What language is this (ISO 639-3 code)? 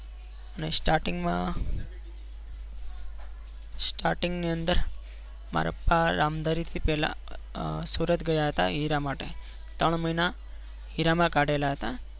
guj